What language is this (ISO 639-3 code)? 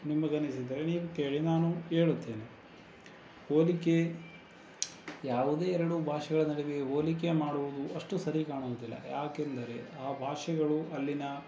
kan